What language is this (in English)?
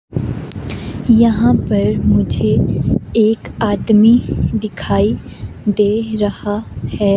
Hindi